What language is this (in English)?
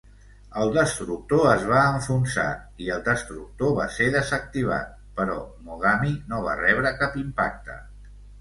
Catalan